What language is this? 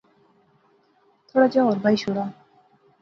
Pahari-Potwari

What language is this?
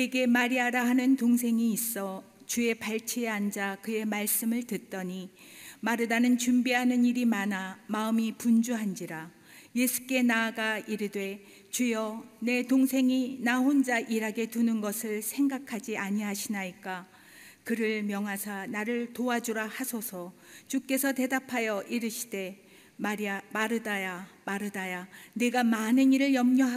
Korean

